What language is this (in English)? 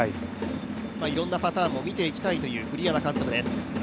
Japanese